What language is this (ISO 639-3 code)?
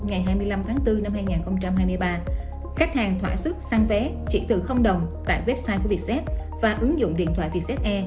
vie